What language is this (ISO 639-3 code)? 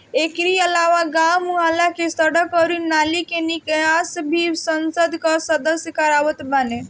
bho